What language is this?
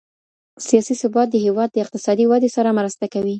Pashto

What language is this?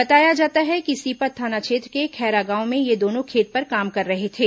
Hindi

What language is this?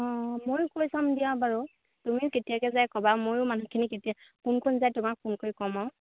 Assamese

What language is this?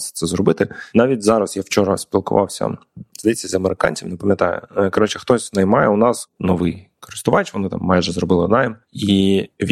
Ukrainian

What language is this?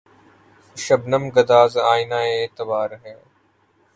Urdu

